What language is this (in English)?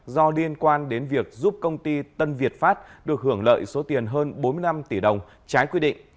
Vietnamese